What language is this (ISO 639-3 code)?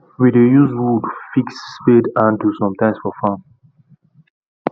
pcm